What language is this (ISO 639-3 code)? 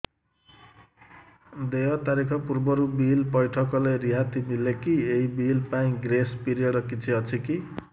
ori